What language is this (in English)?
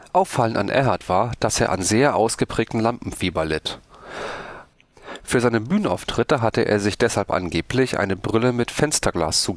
German